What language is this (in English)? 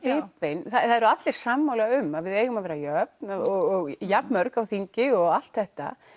Icelandic